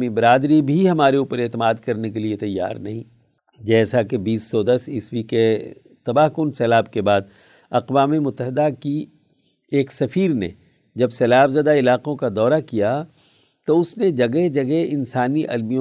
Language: Urdu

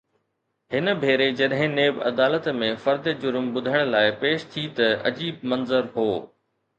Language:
Sindhi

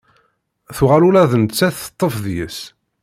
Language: Kabyle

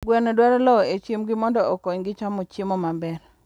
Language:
Luo (Kenya and Tanzania)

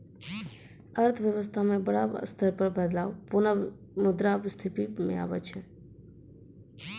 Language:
Maithili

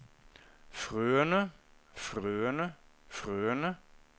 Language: Norwegian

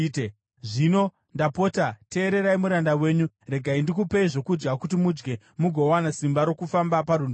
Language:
Shona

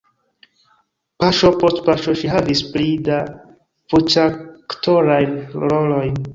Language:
Esperanto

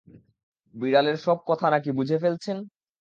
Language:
Bangla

